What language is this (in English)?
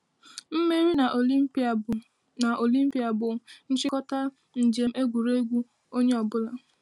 Igbo